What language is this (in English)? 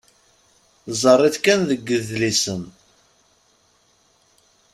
Kabyle